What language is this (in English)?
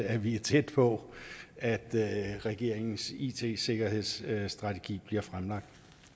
Danish